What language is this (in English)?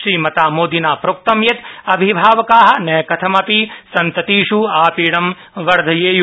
Sanskrit